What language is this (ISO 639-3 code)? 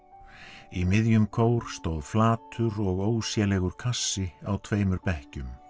isl